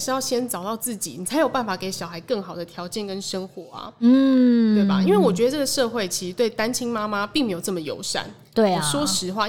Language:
Chinese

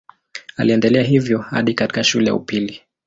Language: Swahili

